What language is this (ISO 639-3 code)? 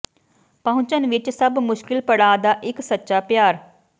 pan